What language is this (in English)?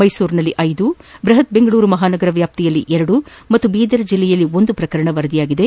Kannada